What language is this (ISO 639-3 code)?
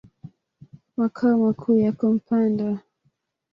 swa